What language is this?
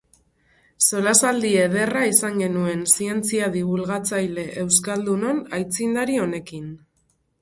Basque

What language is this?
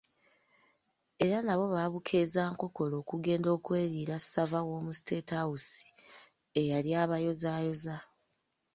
Ganda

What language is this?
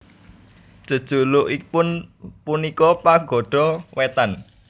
Javanese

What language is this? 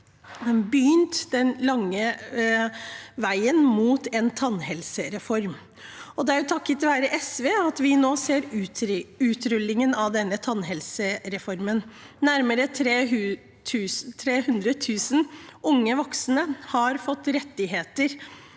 Norwegian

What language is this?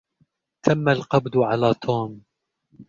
Arabic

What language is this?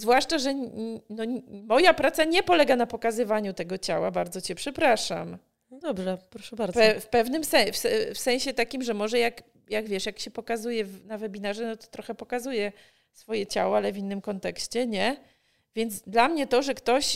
Polish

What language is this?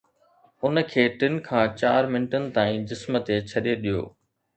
Sindhi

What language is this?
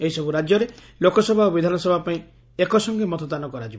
Odia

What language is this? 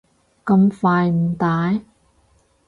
Cantonese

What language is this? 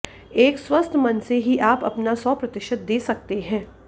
Hindi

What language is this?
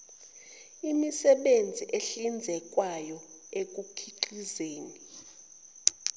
Zulu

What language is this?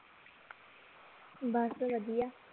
Punjabi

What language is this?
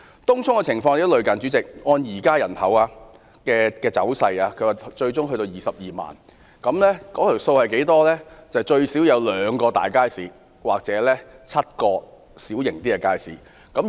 Cantonese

